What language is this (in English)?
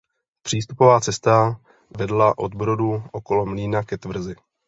Czech